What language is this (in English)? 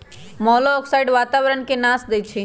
Magahi